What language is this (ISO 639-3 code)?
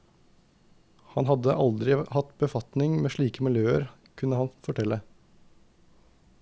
nor